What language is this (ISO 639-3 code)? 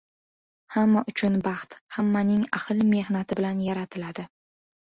uzb